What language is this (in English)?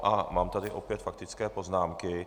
Czech